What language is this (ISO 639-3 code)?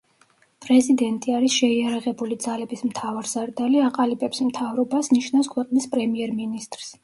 kat